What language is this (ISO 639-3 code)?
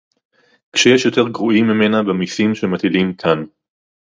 heb